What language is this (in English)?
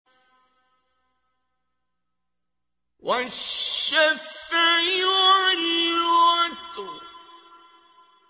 Arabic